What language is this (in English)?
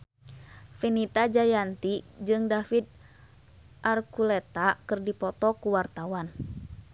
Sundanese